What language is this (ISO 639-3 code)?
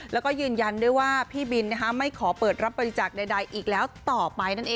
tha